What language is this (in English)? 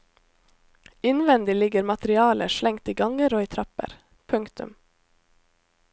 Norwegian